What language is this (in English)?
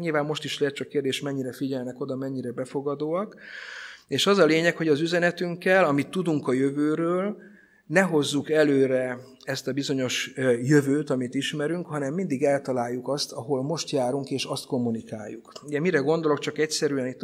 Hungarian